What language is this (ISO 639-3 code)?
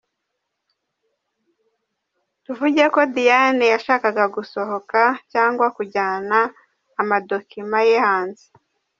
kin